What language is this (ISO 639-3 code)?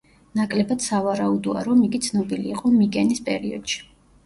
kat